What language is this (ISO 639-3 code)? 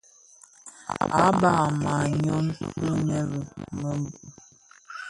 ksf